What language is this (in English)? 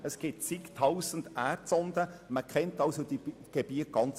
Swiss German